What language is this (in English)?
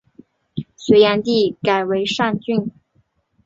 Chinese